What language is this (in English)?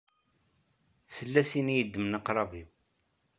Kabyle